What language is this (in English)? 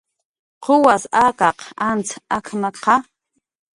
Jaqaru